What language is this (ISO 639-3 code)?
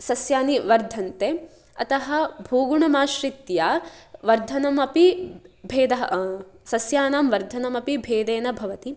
san